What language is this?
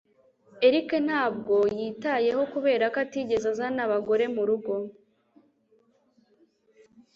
Kinyarwanda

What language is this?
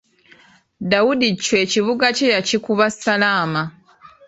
Ganda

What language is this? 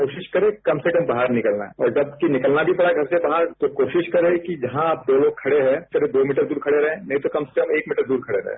Hindi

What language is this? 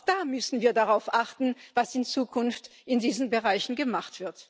German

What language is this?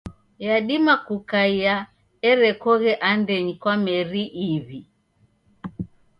Taita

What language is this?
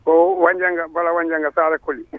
Fula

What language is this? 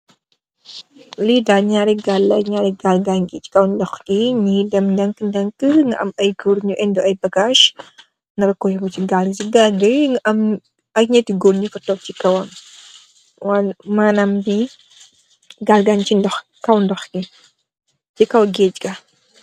Wolof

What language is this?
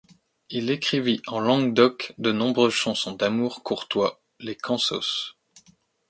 French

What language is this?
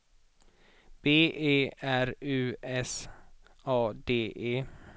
Swedish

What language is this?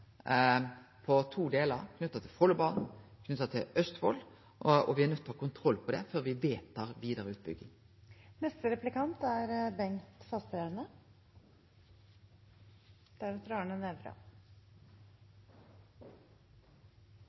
Norwegian Nynorsk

